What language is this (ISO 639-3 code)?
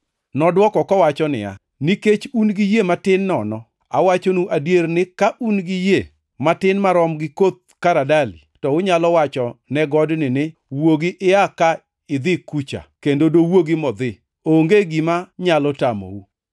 luo